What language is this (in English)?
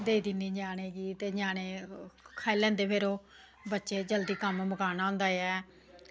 Dogri